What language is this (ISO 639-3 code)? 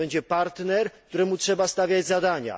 pol